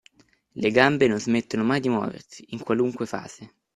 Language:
Italian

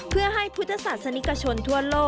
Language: Thai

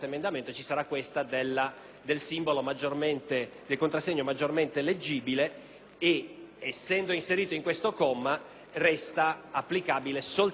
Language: Italian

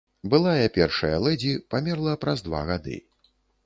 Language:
Belarusian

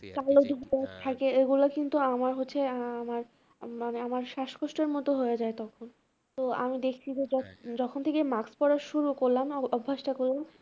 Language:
Bangla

